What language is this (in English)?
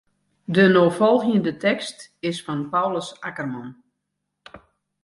Western Frisian